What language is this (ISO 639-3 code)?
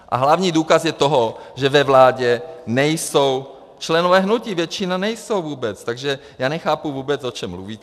ces